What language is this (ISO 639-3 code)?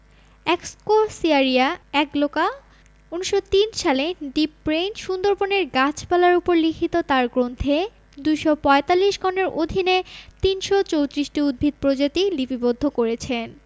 ben